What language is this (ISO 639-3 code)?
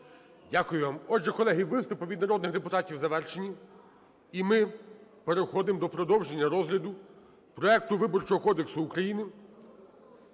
ukr